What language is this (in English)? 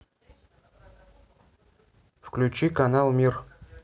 Russian